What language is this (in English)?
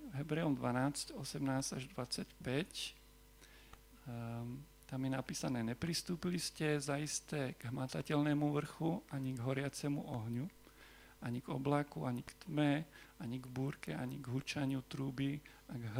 Slovak